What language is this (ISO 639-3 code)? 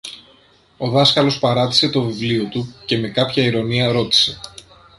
ell